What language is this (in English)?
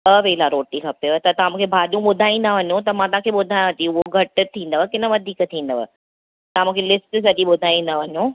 Sindhi